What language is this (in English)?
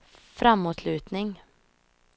Swedish